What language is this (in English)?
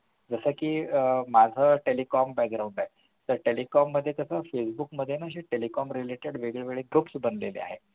Marathi